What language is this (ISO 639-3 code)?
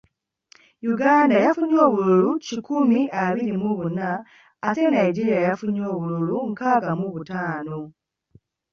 lug